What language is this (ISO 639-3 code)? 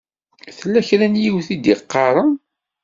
kab